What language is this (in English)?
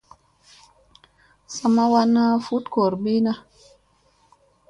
Musey